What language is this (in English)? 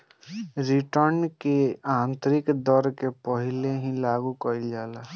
Bhojpuri